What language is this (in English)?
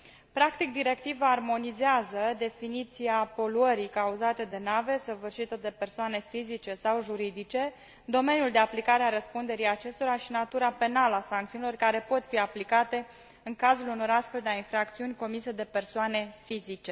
Romanian